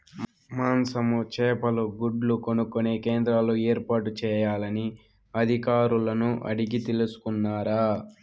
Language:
Telugu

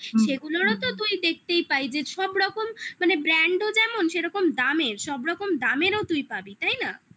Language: Bangla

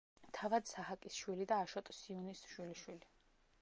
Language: Georgian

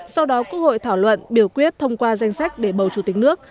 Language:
Vietnamese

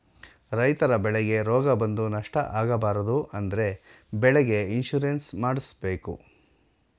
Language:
Kannada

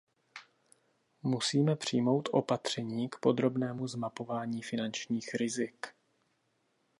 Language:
Czech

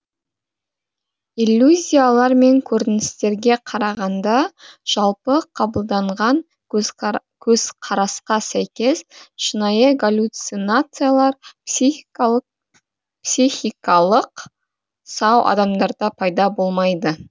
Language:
Kazakh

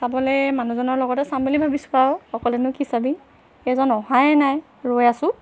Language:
Assamese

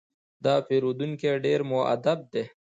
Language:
Pashto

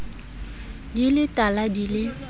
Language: Southern Sotho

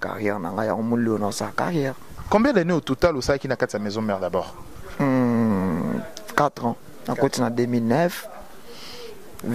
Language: French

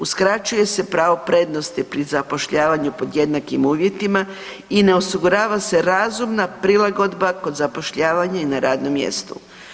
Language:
Croatian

